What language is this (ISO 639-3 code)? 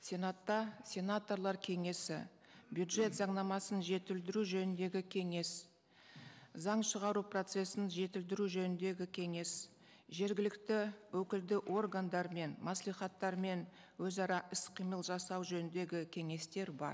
kaz